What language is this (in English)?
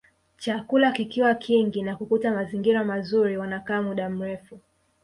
Swahili